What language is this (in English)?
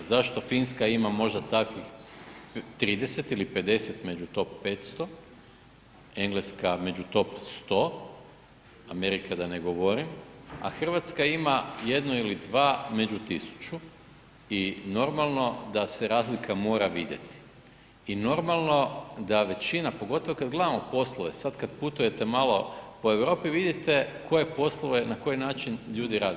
Croatian